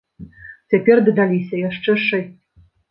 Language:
Belarusian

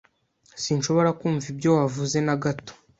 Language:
Kinyarwanda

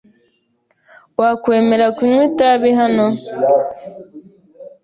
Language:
Kinyarwanda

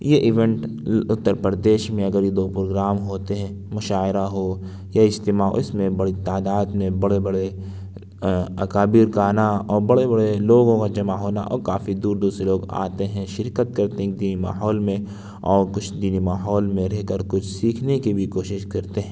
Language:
Urdu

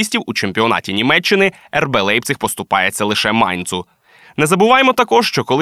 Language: Ukrainian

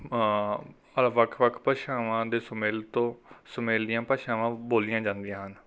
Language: Punjabi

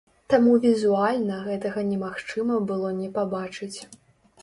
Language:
Belarusian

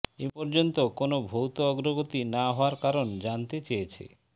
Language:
Bangla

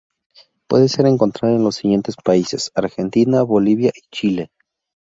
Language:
Spanish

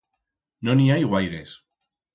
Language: Aragonese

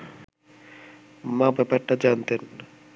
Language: Bangla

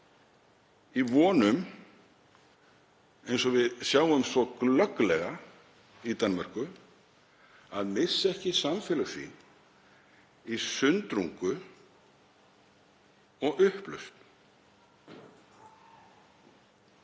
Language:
Icelandic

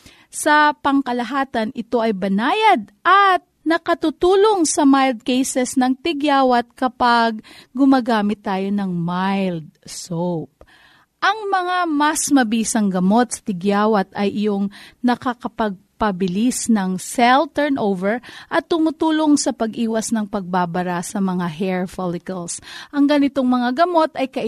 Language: Filipino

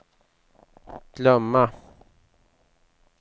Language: Swedish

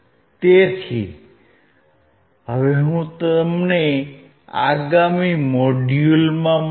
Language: Gujarati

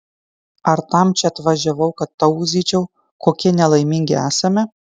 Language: Lithuanian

